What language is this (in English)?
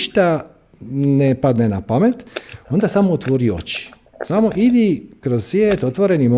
Croatian